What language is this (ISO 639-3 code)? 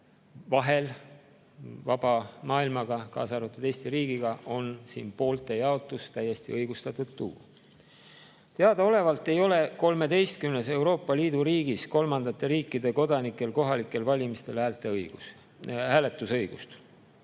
est